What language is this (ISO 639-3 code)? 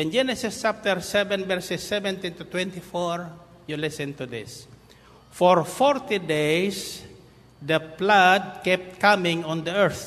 fil